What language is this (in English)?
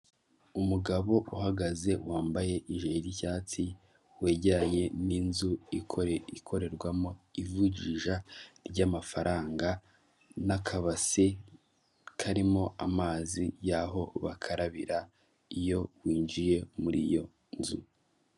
Kinyarwanda